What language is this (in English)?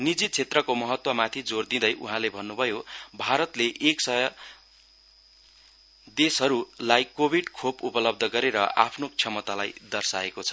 Nepali